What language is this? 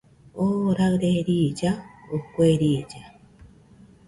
Nüpode Huitoto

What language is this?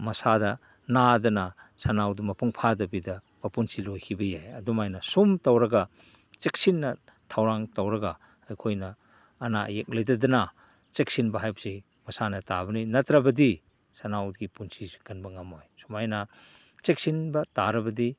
Manipuri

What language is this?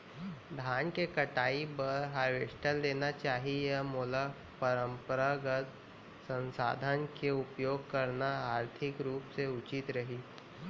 Chhattisgarhi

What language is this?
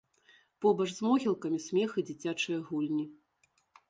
Belarusian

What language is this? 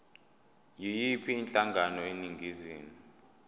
Zulu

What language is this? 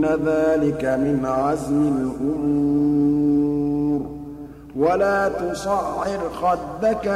Arabic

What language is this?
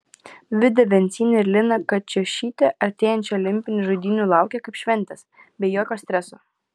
Lithuanian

